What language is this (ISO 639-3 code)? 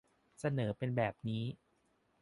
tha